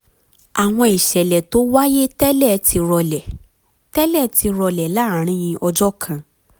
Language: Yoruba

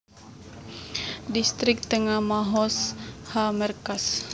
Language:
Javanese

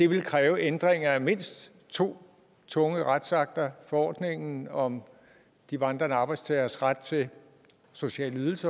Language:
Danish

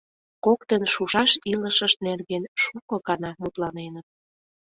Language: Mari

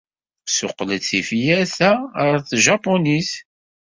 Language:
Kabyle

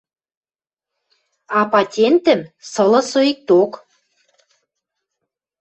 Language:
Western Mari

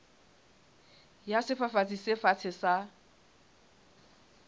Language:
Southern Sotho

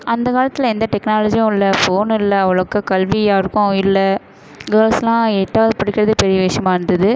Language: Tamil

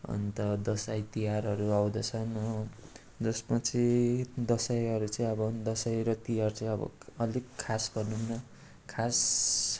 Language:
Nepali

